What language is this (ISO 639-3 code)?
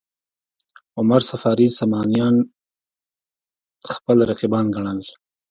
pus